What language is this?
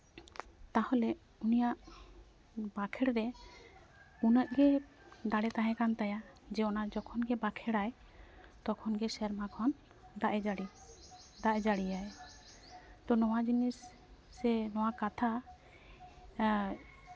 Santali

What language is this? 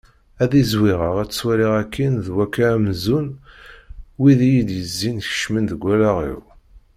Kabyle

